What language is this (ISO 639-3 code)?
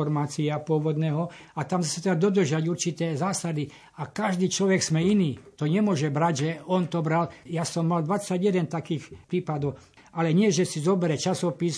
slk